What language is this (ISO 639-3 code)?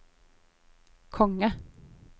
nor